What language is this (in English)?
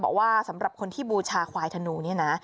Thai